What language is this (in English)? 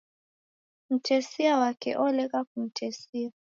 Taita